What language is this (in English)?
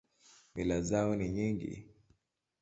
Swahili